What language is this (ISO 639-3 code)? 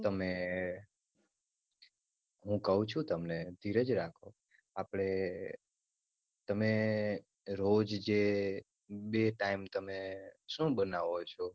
guj